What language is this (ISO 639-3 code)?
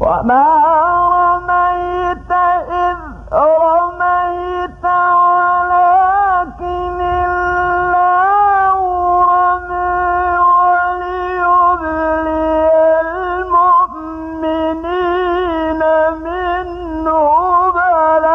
ara